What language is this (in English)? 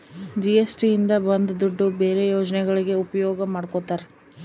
Kannada